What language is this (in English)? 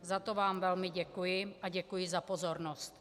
Czech